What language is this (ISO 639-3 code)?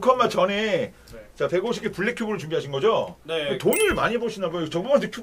kor